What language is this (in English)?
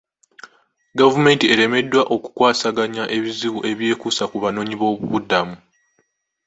Ganda